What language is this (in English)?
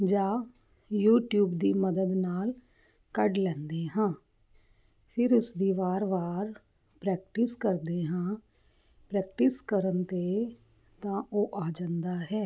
Punjabi